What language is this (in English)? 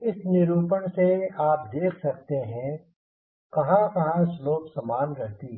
Hindi